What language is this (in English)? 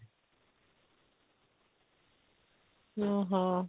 Odia